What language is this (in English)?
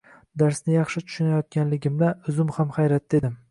Uzbek